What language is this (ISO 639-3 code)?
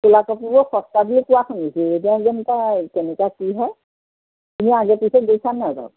asm